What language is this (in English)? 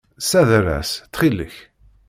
Kabyle